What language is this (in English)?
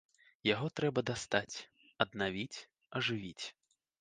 Belarusian